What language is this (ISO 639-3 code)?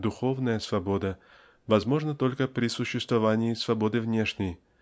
rus